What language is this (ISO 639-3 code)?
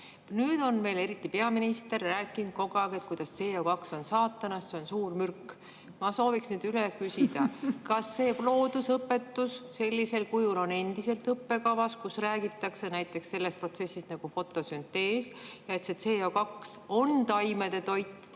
est